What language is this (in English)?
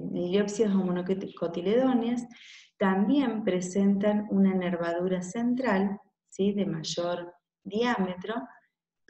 Spanish